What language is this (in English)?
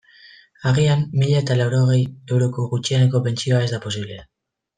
Basque